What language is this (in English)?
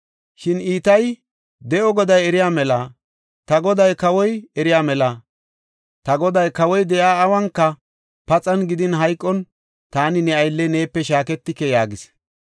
Gofa